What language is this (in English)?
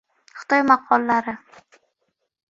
Uzbek